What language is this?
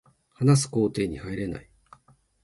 Japanese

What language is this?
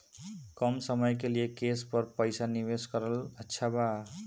Bhojpuri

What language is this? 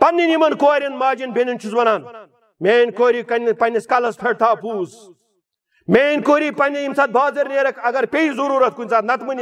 Romanian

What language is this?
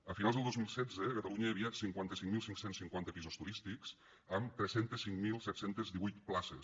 Catalan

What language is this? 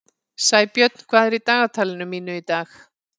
Icelandic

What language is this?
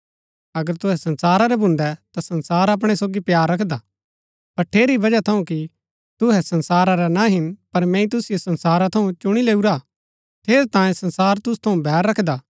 Gaddi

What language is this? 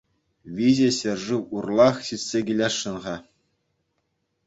Chuvash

